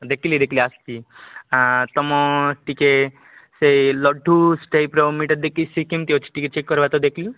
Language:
Odia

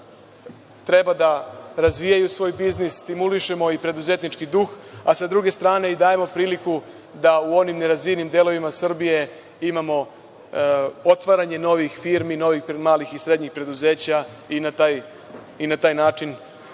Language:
Serbian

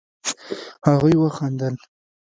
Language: Pashto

